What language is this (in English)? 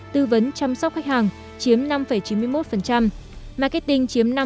Vietnamese